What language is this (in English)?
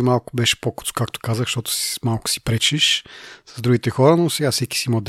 Bulgarian